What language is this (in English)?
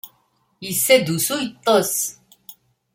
Kabyle